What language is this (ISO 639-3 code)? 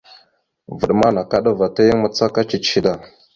mxu